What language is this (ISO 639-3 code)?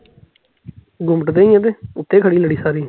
pan